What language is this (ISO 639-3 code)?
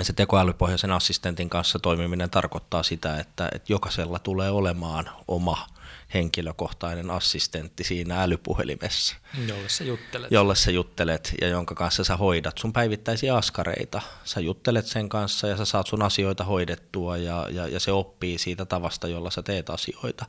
fin